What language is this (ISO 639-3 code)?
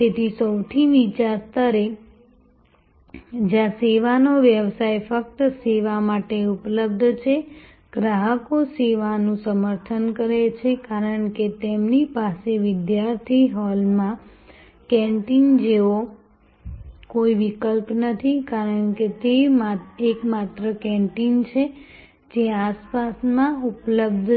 guj